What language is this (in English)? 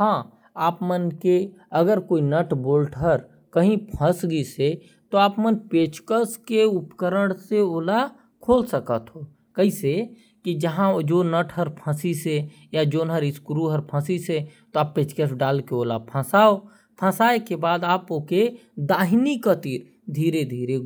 Korwa